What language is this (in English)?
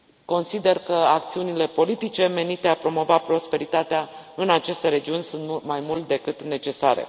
Romanian